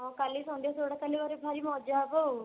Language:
Odia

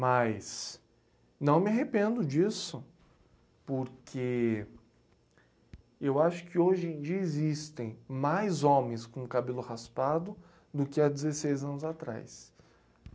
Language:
Portuguese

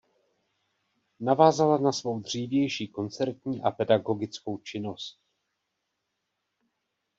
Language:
Czech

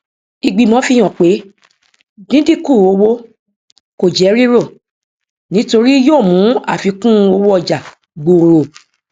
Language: Yoruba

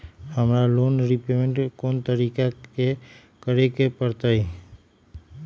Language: Magahi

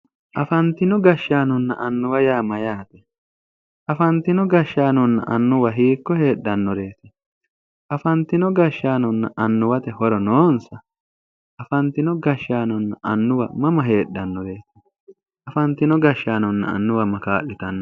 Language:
Sidamo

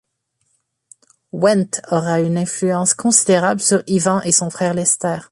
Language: French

